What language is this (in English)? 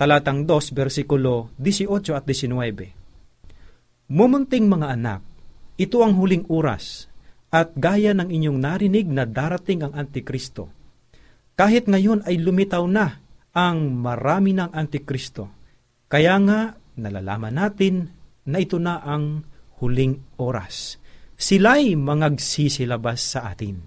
Filipino